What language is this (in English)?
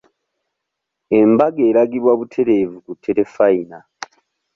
Ganda